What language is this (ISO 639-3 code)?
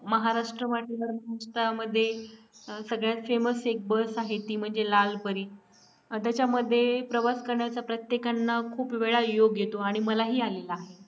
mar